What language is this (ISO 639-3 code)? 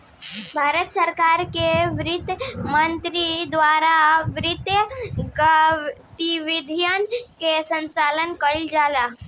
bho